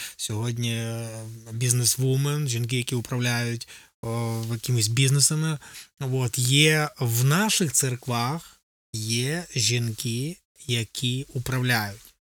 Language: Ukrainian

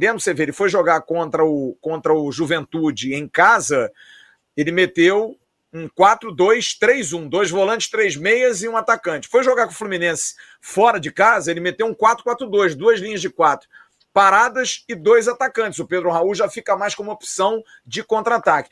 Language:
Portuguese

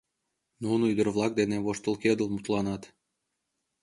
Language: Mari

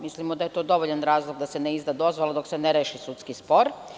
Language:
Serbian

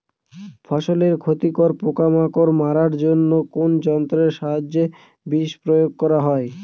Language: Bangla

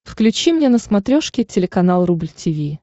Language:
Russian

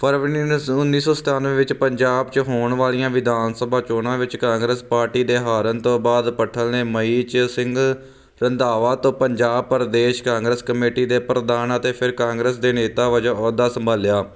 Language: Punjabi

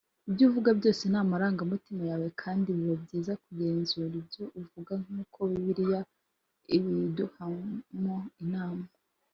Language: Kinyarwanda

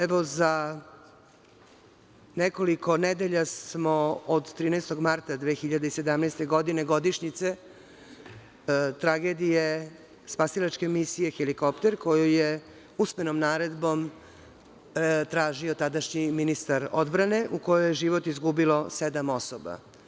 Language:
Serbian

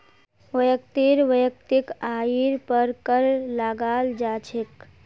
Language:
Magahi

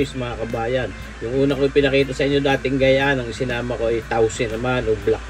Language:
Filipino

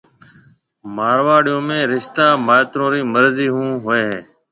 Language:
Marwari (Pakistan)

